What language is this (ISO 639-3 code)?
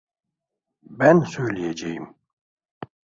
tur